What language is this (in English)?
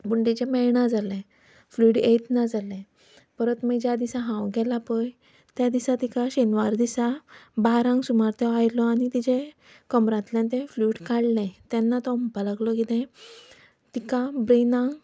Konkani